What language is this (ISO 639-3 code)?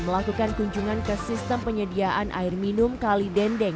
ind